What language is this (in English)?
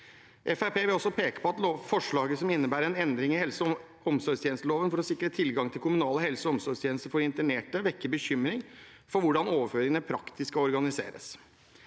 Norwegian